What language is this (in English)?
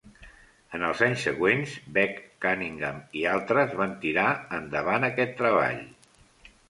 Catalan